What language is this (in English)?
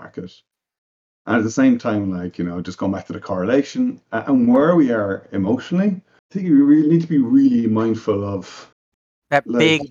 English